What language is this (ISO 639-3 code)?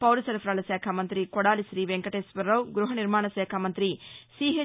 tel